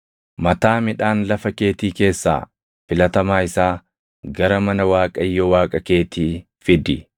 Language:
Oromo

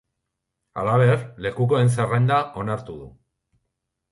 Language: Basque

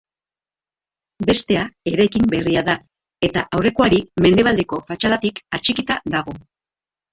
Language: Basque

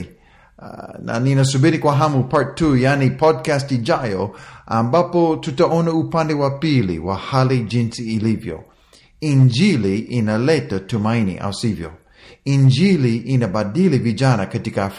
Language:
Swahili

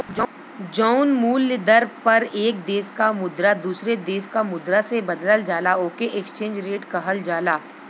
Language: Bhojpuri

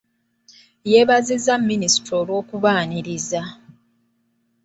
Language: Ganda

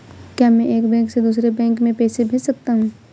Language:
Hindi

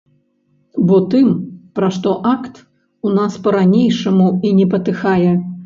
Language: Belarusian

